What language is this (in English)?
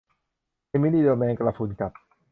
Thai